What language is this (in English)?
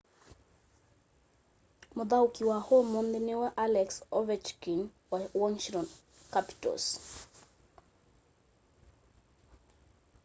Kamba